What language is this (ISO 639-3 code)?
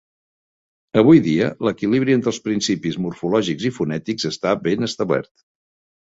cat